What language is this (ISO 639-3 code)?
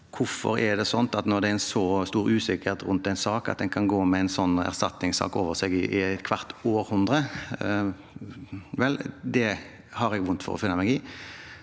nor